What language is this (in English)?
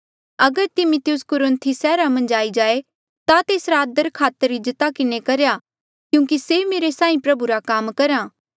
Mandeali